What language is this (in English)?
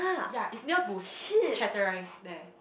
English